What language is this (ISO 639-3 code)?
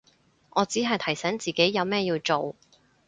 yue